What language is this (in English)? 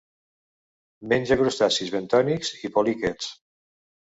Catalan